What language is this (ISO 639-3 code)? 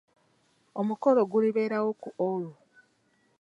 lug